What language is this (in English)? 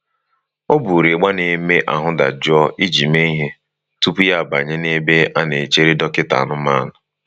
Igbo